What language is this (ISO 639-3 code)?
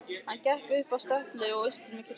isl